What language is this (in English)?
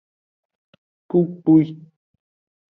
Aja (Benin)